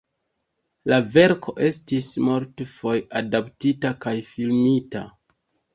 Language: Esperanto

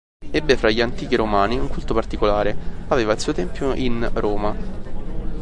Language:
Italian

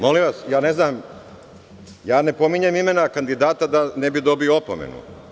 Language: Serbian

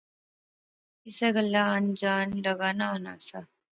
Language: Pahari-Potwari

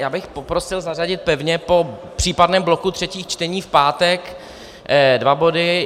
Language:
Czech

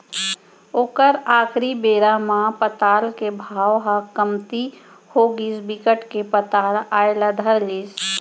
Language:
Chhattisgarhi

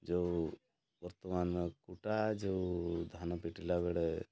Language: Odia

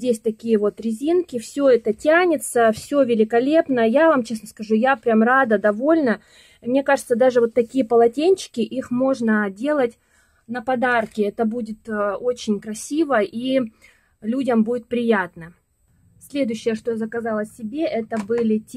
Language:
Russian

